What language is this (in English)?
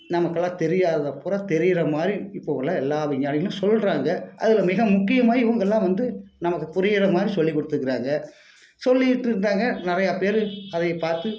Tamil